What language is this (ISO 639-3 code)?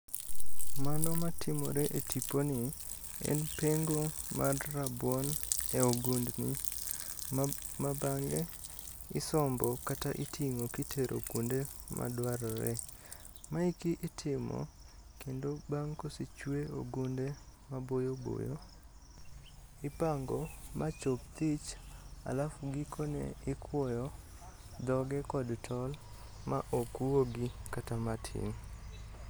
luo